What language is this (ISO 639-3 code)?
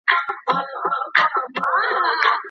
pus